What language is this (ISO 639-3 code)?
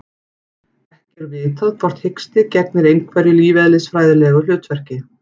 isl